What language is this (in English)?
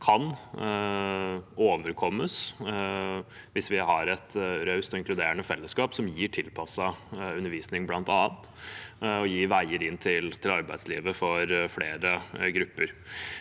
Norwegian